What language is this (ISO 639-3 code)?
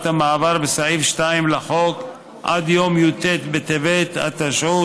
heb